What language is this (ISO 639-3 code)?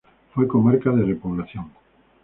spa